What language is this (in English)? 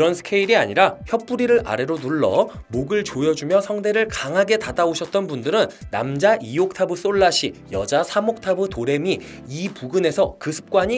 Korean